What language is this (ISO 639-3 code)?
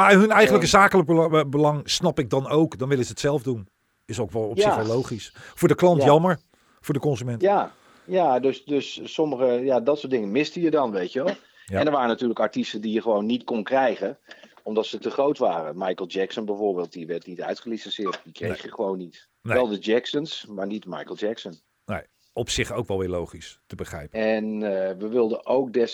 nld